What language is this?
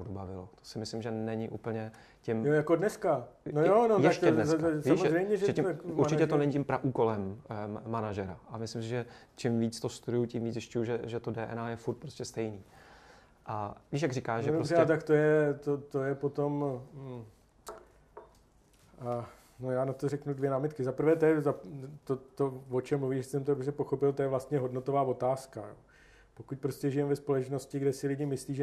Czech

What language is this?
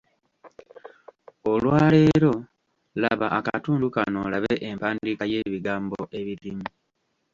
Ganda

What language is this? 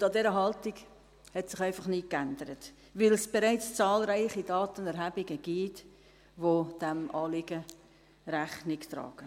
Swiss German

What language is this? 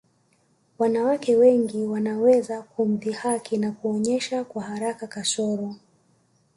Swahili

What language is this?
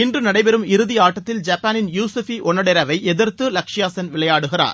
Tamil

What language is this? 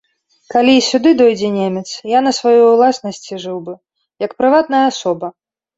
Belarusian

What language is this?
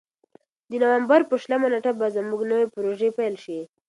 Pashto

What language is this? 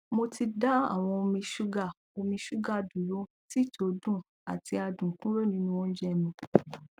Yoruba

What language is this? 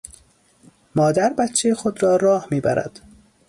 Persian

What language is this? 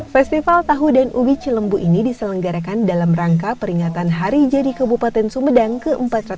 Indonesian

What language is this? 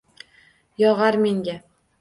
Uzbek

